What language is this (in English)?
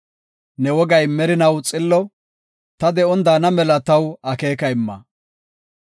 Gofa